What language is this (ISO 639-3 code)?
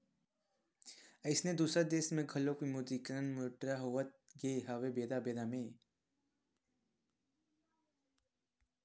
hne